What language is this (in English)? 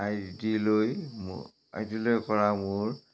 Assamese